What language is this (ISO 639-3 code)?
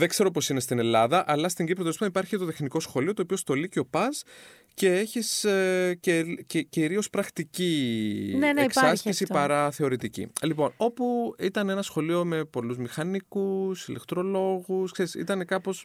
ell